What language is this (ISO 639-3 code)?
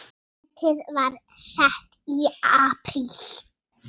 isl